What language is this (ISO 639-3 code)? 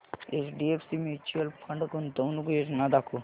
mar